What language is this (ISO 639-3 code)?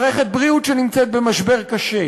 heb